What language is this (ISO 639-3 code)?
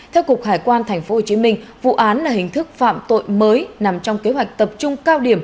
vie